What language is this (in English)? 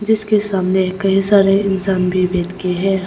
Hindi